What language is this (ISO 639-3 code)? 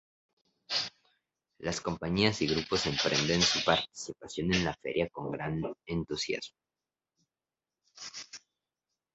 spa